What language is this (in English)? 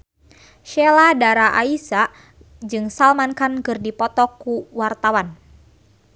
Sundanese